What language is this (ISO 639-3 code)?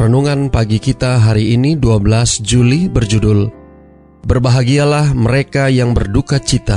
ind